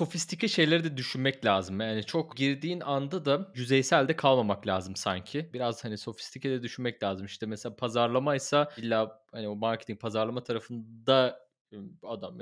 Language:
Turkish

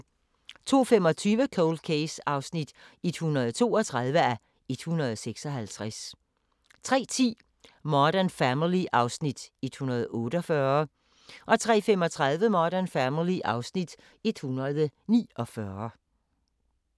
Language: Danish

